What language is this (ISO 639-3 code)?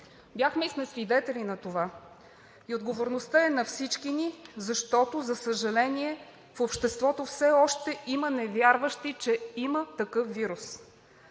bul